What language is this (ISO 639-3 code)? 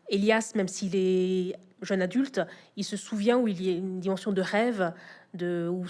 fra